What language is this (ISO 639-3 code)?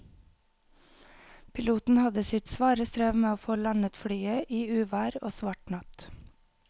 nor